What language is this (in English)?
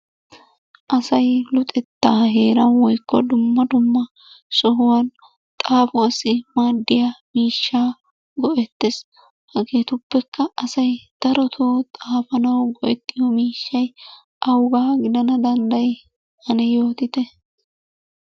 Wolaytta